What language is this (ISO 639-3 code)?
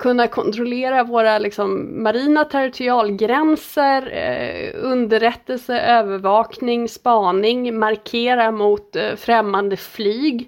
swe